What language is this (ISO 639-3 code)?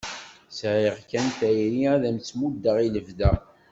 kab